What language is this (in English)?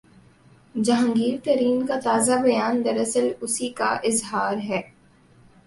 Urdu